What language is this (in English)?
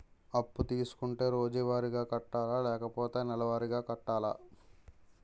Telugu